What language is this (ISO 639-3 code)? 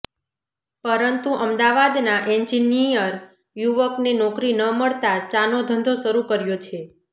guj